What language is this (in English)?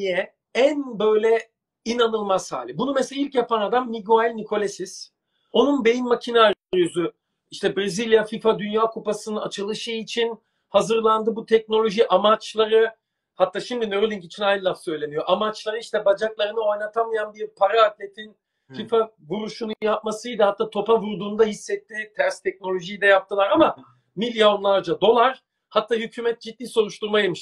Turkish